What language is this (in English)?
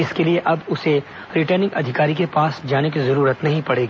Hindi